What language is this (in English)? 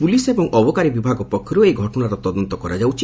Odia